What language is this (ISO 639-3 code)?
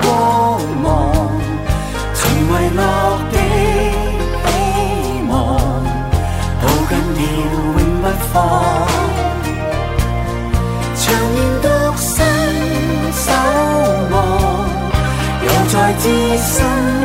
zho